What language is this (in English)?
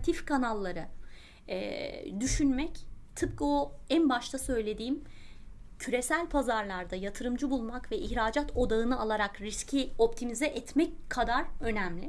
Turkish